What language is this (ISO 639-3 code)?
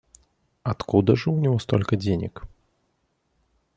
rus